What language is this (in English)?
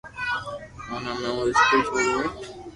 Loarki